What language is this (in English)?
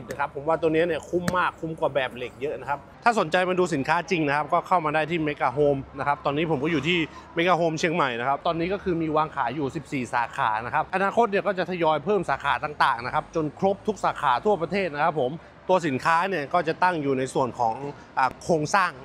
Thai